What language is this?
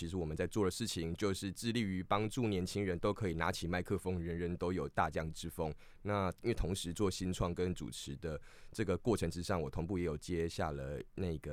Chinese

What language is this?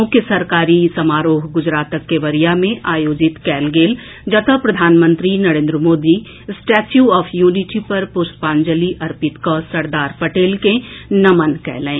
Maithili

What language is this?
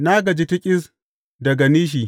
Hausa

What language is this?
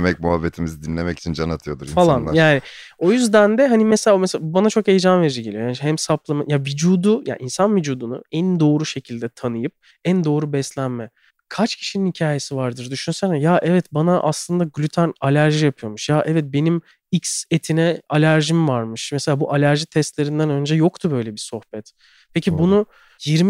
Turkish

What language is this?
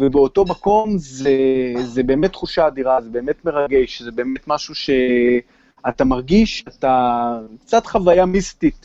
Hebrew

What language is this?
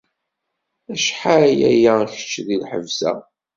Kabyle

